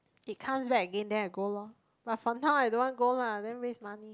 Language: English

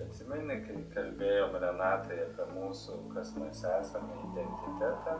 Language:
Lithuanian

